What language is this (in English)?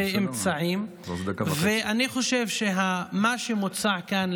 Hebrew